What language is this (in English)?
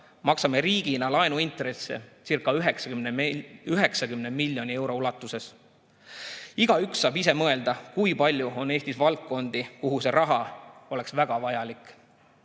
Estonian